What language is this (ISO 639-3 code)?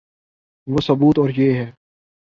urd